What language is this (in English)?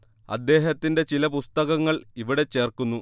Malayalam